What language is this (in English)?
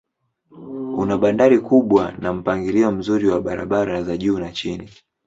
Swahili